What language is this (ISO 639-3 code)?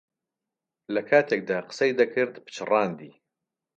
ckb